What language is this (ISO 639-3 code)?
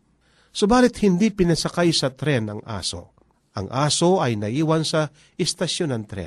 fil